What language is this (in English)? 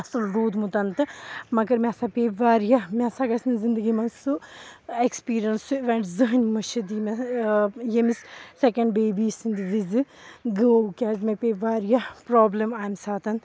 Kashmiri